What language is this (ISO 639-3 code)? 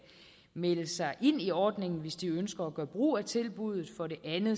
dan